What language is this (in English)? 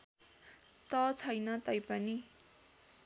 Nepali